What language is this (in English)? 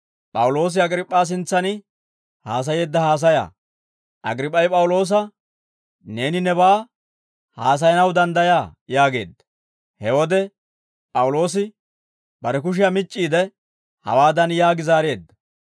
Dawro